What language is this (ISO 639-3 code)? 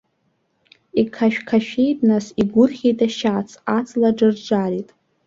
abk